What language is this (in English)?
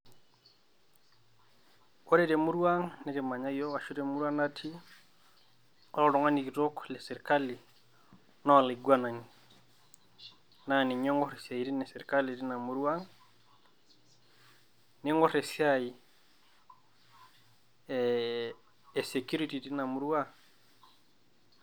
Masai